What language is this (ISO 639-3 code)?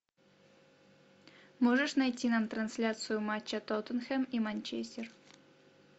rus